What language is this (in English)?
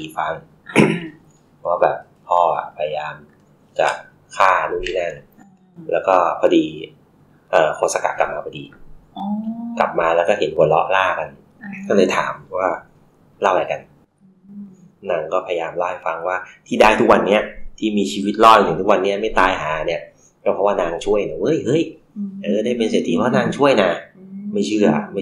Thai